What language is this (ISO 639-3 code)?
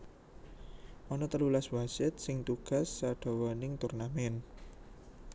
jav